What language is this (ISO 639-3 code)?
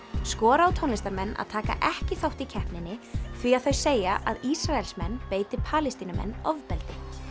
isl